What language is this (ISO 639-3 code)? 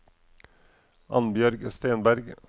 nor